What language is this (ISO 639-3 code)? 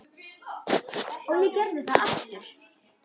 isl